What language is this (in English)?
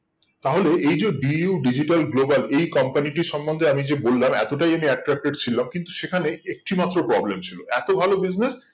Bangla